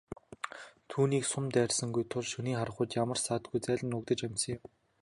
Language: Mongolian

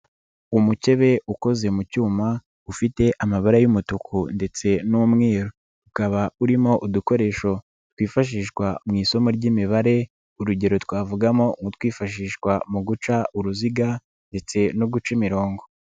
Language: Kinyarwanda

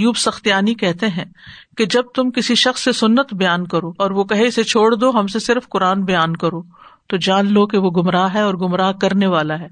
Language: Urdu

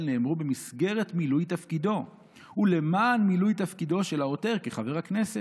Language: Hebrew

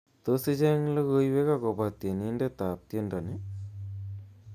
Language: Kalenjin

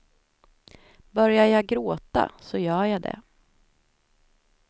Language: Swedish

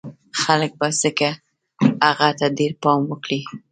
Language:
Pashto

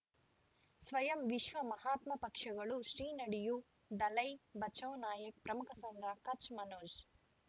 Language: Kannada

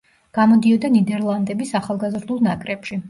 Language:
Georgian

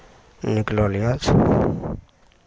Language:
Maithili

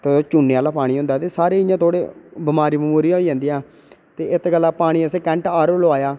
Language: Dogri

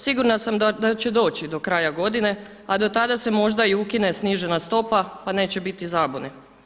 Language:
Croatian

